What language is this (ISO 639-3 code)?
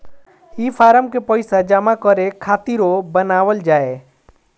bho